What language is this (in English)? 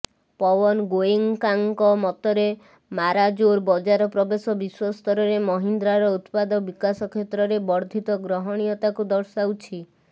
Odia